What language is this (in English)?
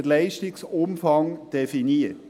Swiss German